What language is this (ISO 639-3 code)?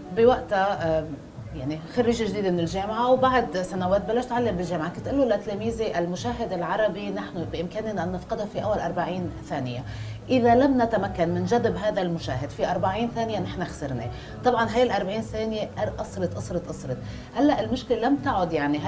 ara